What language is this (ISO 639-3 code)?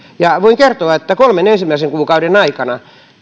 fin